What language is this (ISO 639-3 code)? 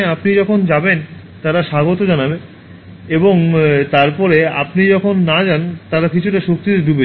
ben